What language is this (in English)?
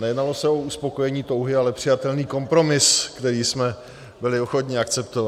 Czech